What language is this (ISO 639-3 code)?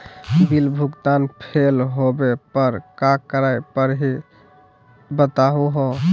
mag